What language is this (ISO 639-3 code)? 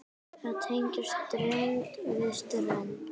isl